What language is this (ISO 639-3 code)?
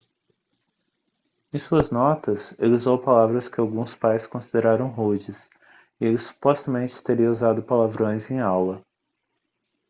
por